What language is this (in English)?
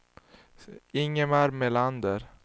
Swedish